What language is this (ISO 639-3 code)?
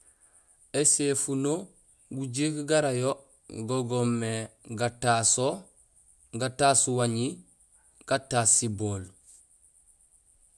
gsl